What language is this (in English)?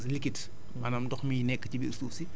Wolof